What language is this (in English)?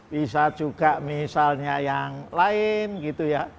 Indonesian